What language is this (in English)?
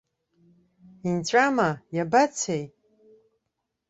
Abkhazian